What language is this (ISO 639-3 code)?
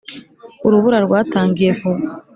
kin